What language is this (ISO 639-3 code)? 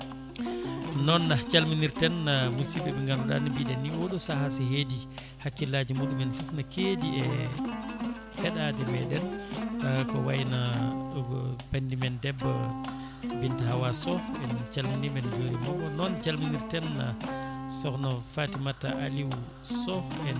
ful